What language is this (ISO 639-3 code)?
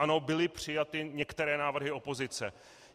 ces